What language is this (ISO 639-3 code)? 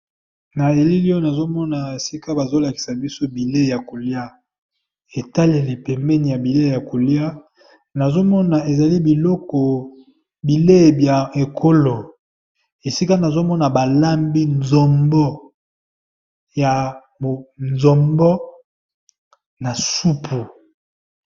lin